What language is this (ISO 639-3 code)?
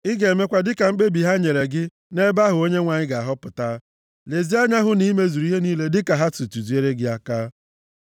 ibo